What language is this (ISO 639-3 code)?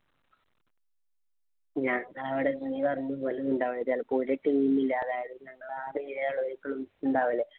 mal